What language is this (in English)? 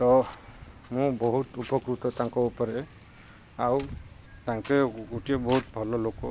Odia